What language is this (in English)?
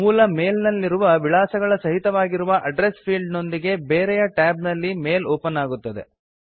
Kannada